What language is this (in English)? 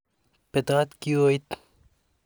Kalenjin